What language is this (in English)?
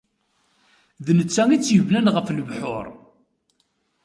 Kabyle